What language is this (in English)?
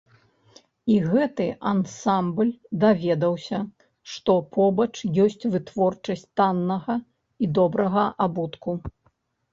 Belarusian